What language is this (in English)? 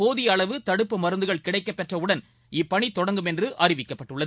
Tamil